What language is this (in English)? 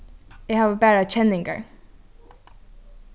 Faroese